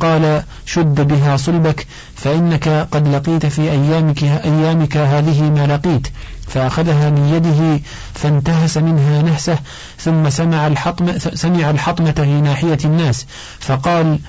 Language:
Arabic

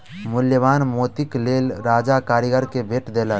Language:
Maithili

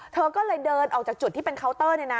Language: Thai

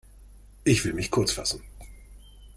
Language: German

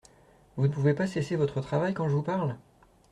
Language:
French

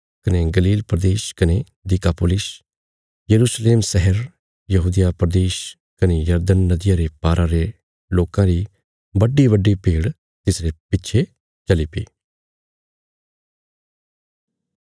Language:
Bilaspuri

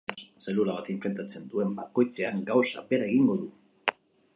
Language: Basque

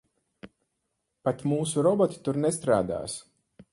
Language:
Latvian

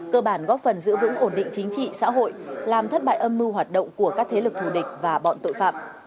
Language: Vietnamese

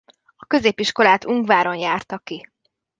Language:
Hungarian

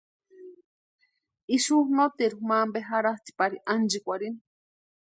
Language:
Western Highland Purepecha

